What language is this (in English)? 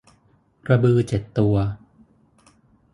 Thai